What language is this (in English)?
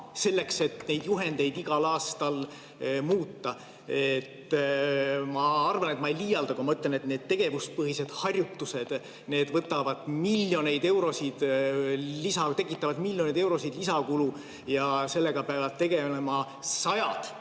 Estonian